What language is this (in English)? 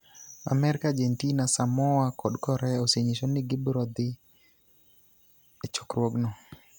Luo (Kenya and Tanzania)